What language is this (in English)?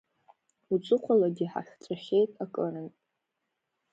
Abkhazian